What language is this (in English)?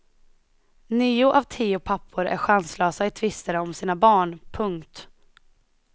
Swedish